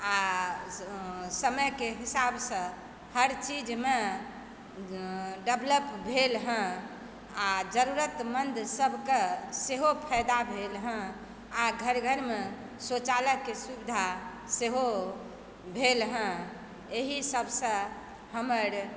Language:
Maithili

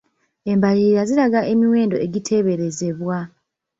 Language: Ganda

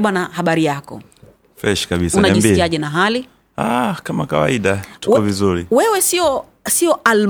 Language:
Swahili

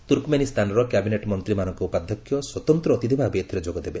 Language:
Odia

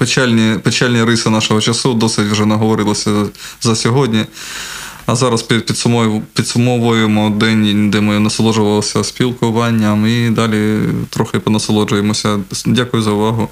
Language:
Ukrainian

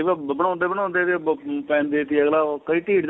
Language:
Punjabi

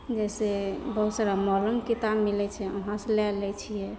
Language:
Maithili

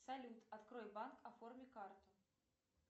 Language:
Russian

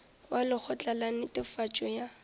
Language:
Northern Sotho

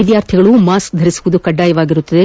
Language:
Kannada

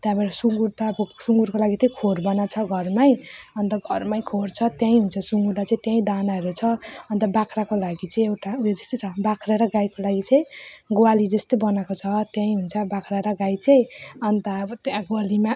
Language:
Nepali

